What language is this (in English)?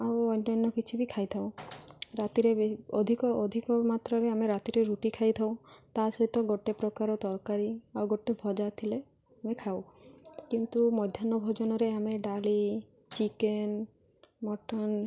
Odia